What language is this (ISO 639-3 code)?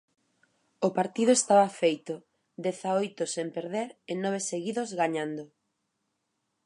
glg